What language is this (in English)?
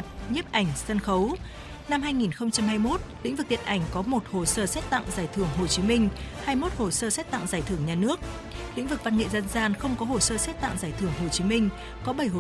Vietnamese